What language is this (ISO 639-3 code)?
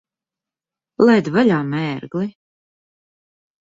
lav